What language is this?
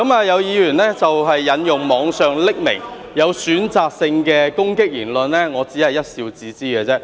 Cantonese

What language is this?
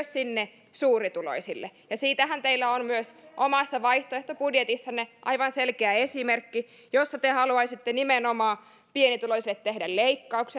Finnish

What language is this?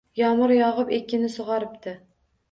Uzbek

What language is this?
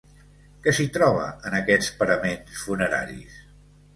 Catalan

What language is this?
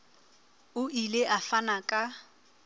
Southern Sotho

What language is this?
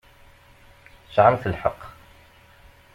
Kabyle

